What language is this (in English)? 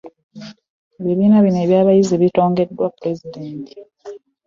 Ganda